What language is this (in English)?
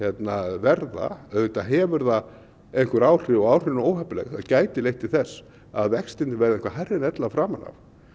Icelandic